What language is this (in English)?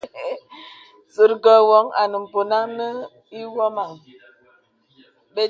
Bebele